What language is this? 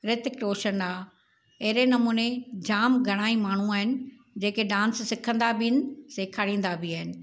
Sindhi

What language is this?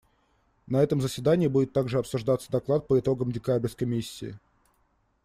Russian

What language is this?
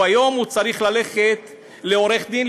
Hebrew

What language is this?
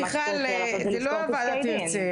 Hebrew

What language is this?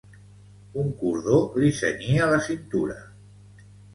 Catalan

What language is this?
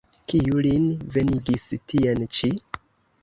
Esperanto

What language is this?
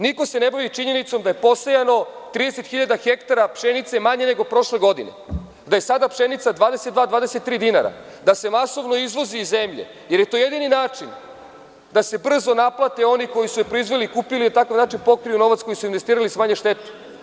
Serbian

